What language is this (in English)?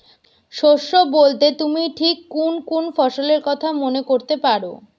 Bangla